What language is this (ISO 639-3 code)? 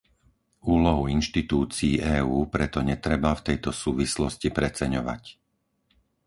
slk